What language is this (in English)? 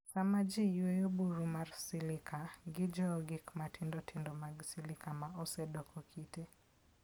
Luo (Kenya and Tanzania)